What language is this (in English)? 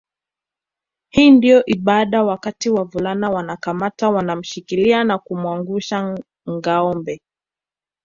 Swahili